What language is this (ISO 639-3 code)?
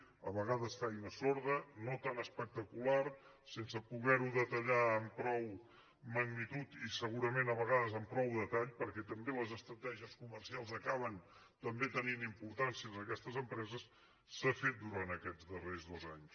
cat